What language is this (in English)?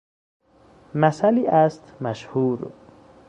Persian